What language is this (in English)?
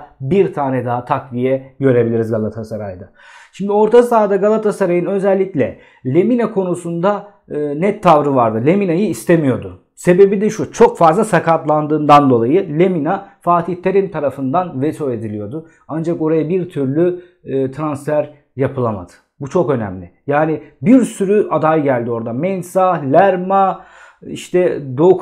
Turkish